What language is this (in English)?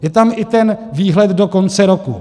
Czech